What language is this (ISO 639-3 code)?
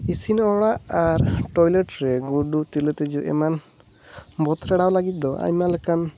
sat